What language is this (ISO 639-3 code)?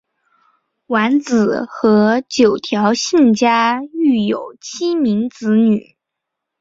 zho